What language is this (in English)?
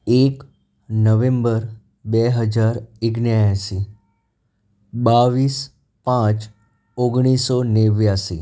Gujarati